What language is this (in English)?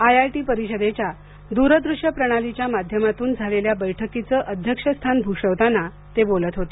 Marathi